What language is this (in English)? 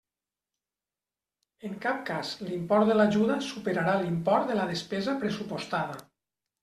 Catalan